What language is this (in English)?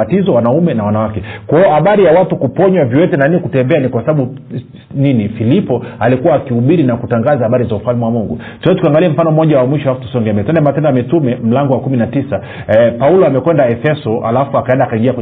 Swahili